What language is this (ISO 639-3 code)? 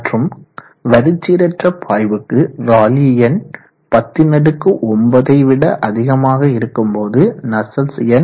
tam